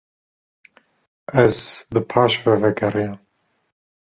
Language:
Kurdish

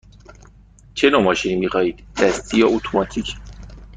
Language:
Persian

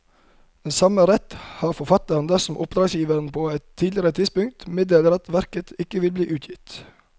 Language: Norwegian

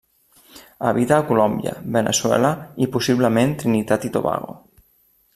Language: Catalan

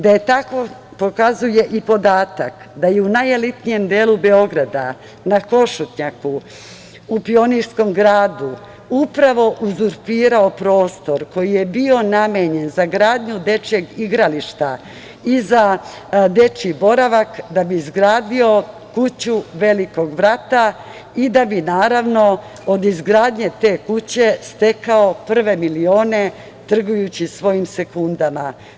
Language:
Serbian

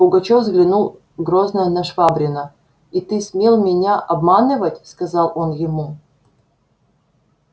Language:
Russian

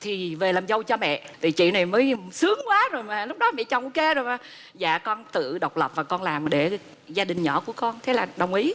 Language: Vietnamese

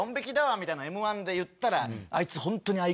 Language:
Japanese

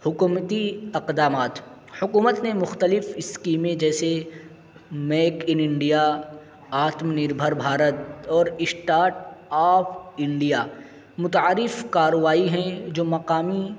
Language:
Urdu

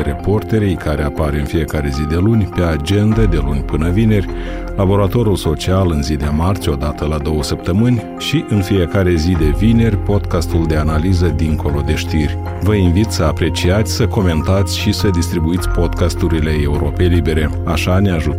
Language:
Romanian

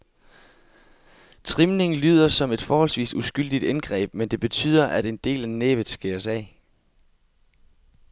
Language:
Danish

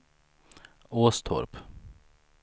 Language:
Swedish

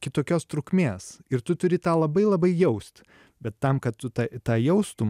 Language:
Lithuanian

